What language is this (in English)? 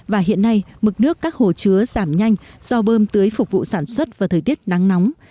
Vietnamese